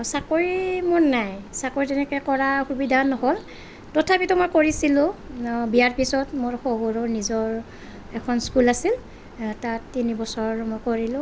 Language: Assamese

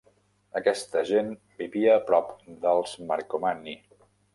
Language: Catalan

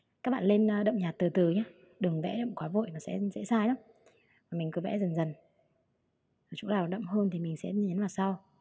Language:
Vietnamese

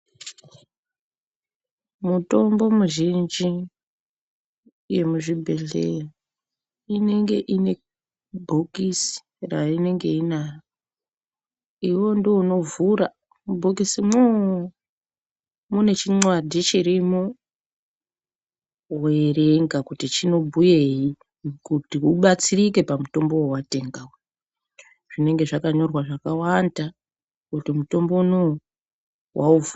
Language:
Ndau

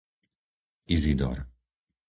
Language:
Slovak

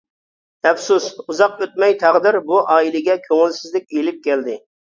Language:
Uyghur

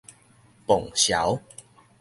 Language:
Min Nan Chinese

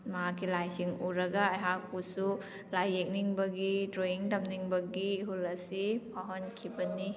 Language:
Manipuri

